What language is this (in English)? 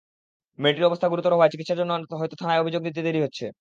Bangla